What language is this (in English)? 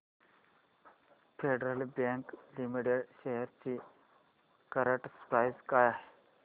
Marathi